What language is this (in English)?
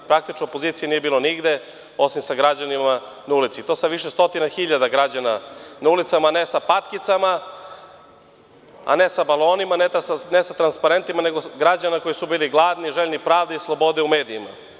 Serbian